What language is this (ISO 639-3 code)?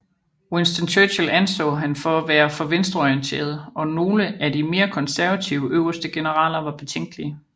dan